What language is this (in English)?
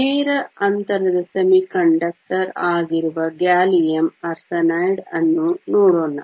Kannada